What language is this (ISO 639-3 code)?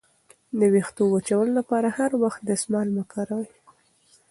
pus